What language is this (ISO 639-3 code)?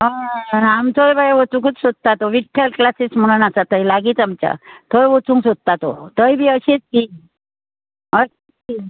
kok